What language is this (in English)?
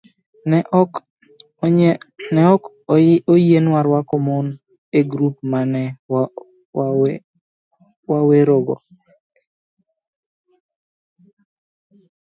Luo (Kenya and Tanzania)